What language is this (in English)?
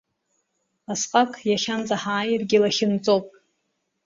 Abkhazian